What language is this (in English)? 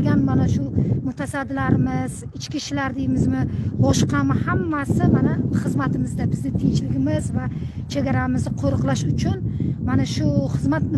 Turkish